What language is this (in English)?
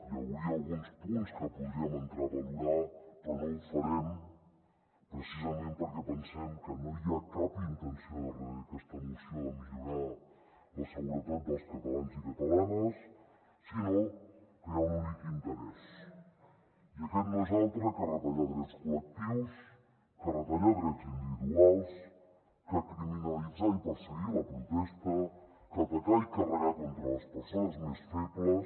Catalan